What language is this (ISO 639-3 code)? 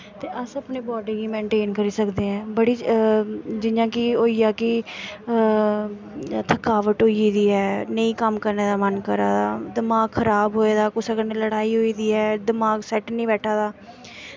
doi